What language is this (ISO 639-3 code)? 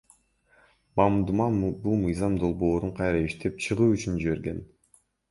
kir